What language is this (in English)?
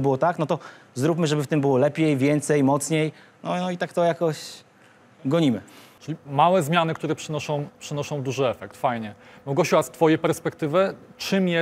Polish